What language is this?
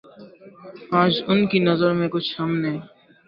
Urdu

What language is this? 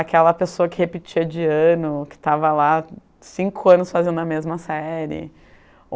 Portuguese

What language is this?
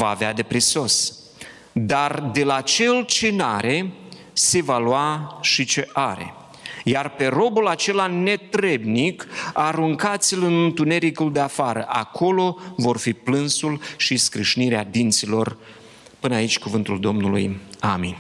Romanian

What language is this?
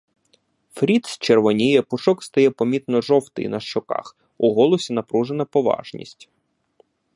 Ukrainian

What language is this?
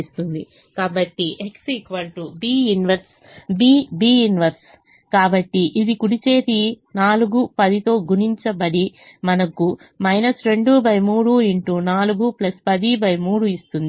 Telugu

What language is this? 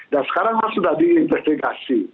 Indonesian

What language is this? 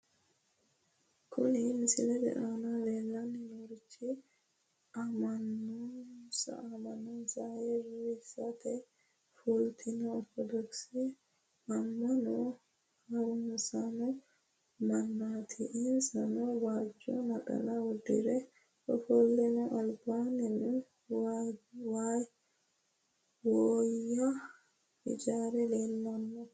Sidamo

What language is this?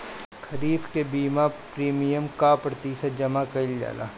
Bhojpuri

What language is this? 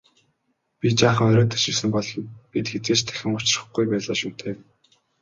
Mongolian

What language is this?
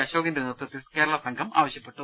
Malayalam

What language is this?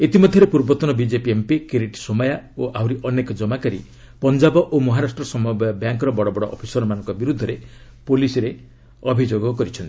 Odia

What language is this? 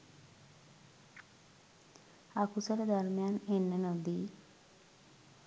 Sinhala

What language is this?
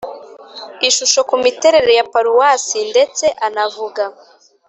Kinyarwanda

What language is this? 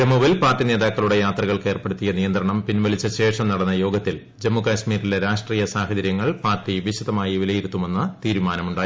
Malayalam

